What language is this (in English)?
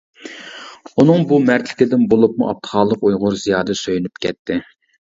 Uyghur